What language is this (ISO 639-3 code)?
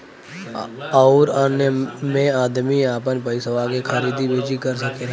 bho